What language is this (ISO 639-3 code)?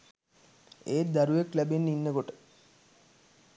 sin